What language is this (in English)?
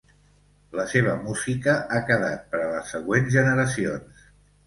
Catalan